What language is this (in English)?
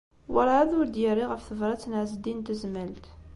Kabyle